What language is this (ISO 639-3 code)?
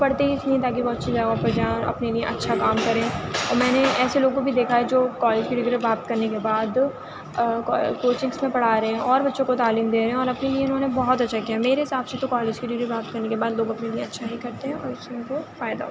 urd